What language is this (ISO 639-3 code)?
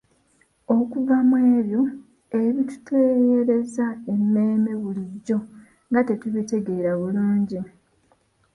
lug